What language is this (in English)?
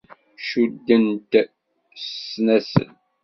Kabyle